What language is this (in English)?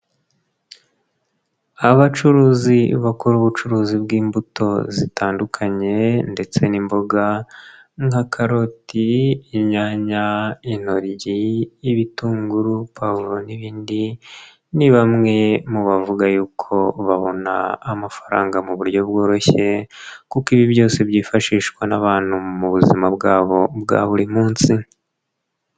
Kinyarwanda